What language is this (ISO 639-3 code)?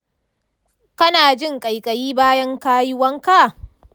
hau